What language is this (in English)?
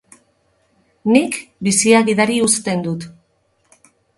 Basque